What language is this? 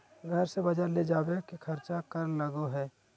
Magahi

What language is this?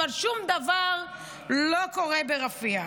Hebrew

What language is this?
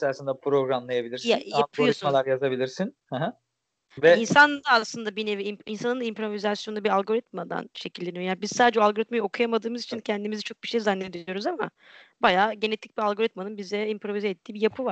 Turkish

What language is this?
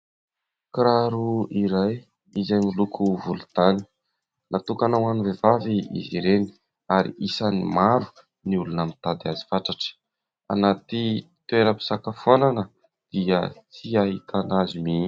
Malagasy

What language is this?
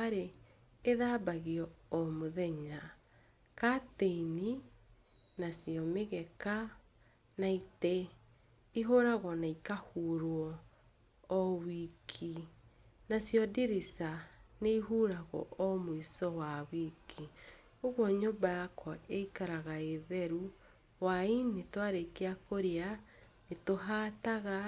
Kikuyu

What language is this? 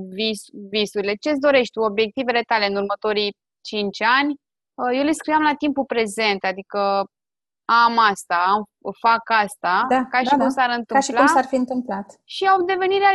Romanian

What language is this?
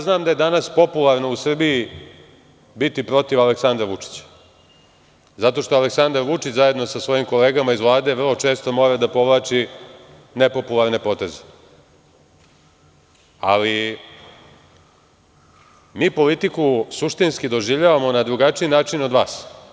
Serbian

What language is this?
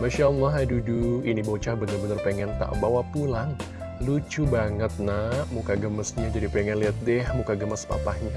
Indonesian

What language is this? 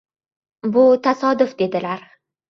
Uzbek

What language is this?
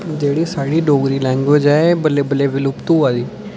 Dogri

